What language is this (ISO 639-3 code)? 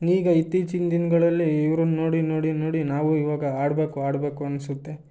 kan